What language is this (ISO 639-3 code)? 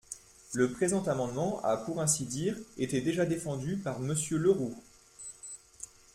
fra